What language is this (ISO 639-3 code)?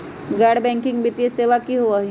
mag